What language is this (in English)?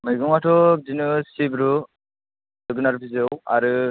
Bodo